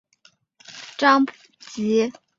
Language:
Chinese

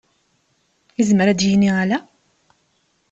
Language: Kabyle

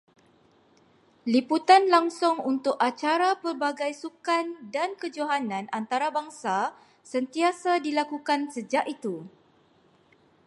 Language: Malay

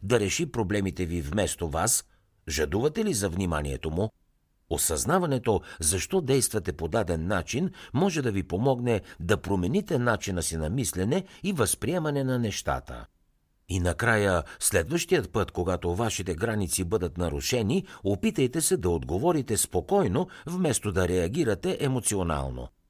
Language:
Bulgarian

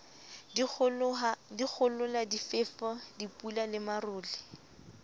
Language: Southern Sotho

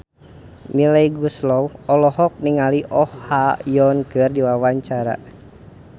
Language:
Sundanese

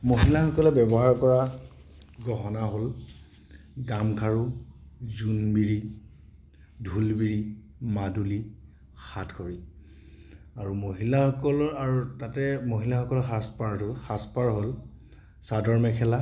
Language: Assamese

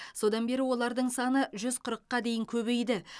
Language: Kazakh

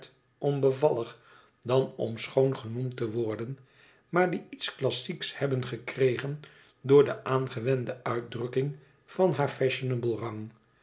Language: Dutch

